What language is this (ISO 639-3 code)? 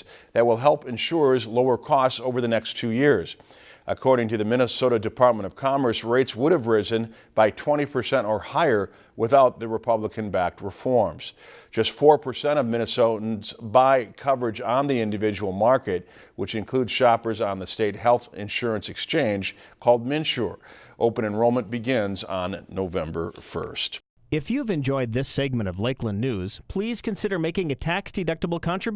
eng